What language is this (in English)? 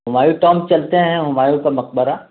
Urdu